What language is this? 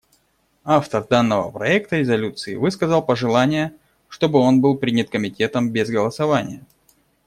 Russian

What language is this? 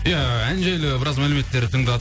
Kazakh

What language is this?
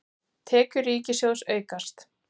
Icelandic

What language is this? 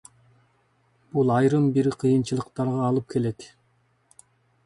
Kyrgyz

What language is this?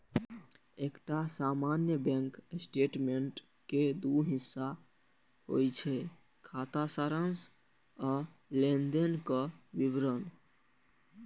Maithili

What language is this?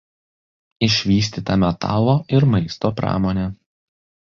Lithuanian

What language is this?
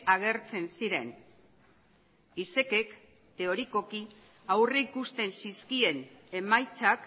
Basque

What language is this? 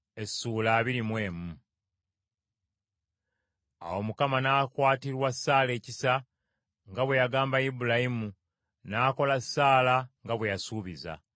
Ganda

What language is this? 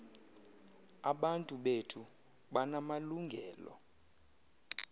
Xhosa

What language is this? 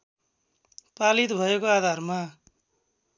Nepali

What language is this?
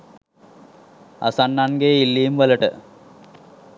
Sinhala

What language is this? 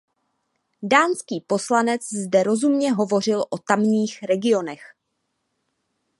Czech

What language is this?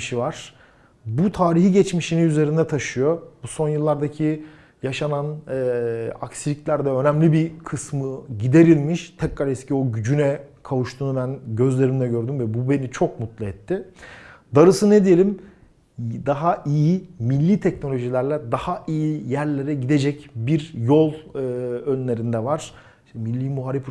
Turkish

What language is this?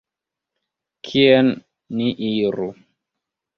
Esperanto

